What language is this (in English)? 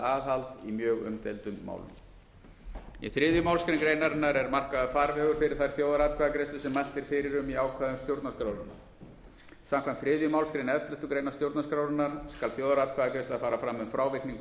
Icelandic